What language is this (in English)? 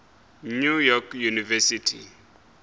Northern Sotho